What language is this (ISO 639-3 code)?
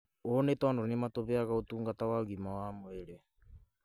kik